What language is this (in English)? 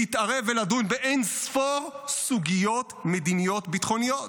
Hebrew